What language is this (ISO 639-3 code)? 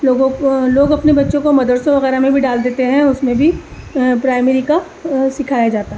urd